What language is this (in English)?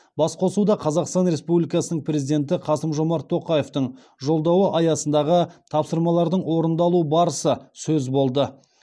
Kazakh